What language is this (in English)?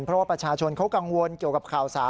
Thai